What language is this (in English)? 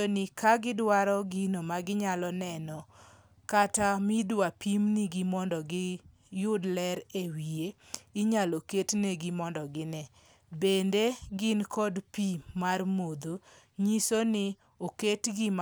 Luo (Kenya and Tanzania)